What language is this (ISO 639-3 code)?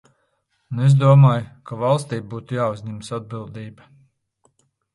lav